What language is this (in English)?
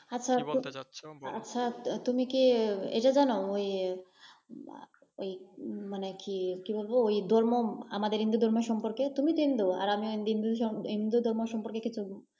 Bangla